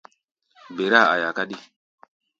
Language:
Gbaya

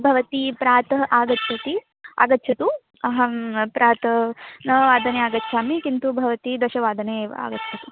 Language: Sanskrit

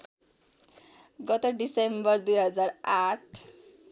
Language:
Nepali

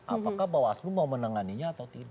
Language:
Indonesian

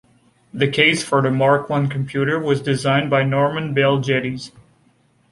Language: English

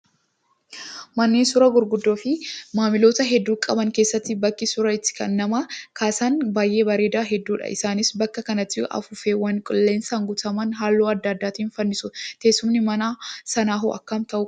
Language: Oromo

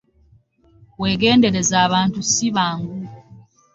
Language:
Ganda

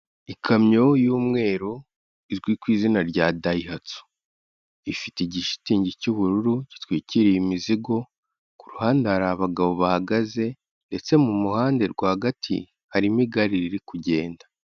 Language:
Kinyarwanda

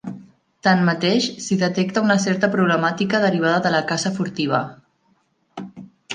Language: Catalan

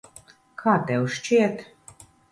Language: Latvian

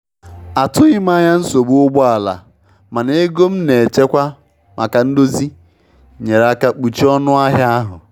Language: Igbo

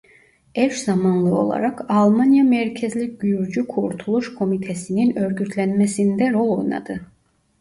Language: Turkish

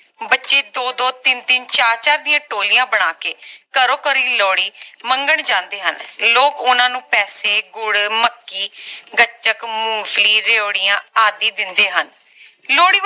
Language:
Punjabi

